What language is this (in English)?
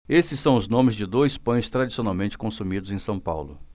Portuguese